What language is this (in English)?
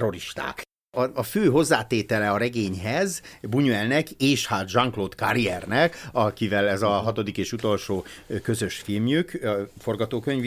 Hungarian